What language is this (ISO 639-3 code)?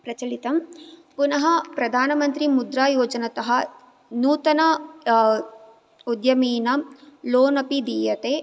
san